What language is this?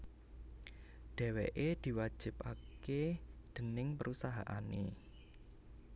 Javanese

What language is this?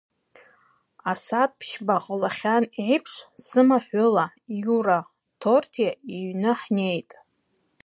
Abkhazian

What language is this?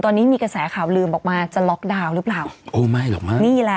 Thai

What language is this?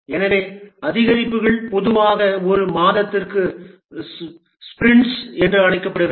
Tamil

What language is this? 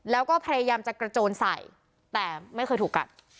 Thai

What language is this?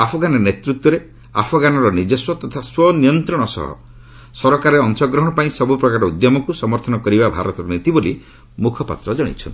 Odia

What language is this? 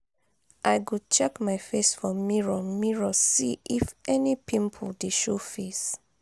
Nigerian Pidgin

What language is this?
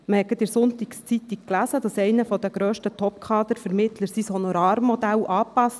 Swiss German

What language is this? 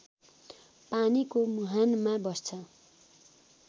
Nepali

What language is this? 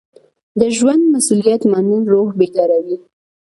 Pashto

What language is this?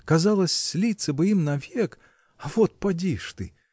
Russian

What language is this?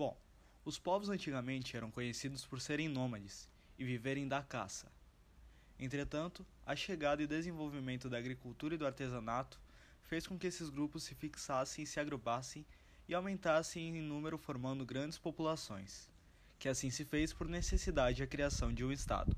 Portuguese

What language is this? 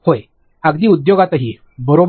Marathi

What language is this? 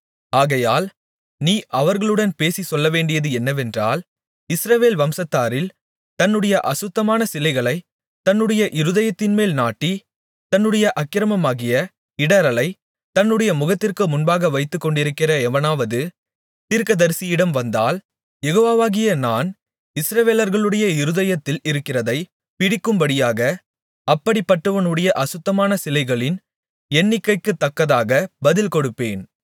Tamil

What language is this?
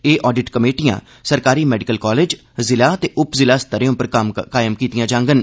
Dogri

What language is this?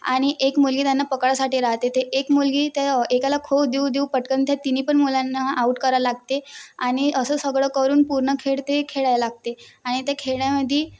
Marathi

